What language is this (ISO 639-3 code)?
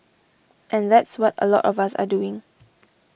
eng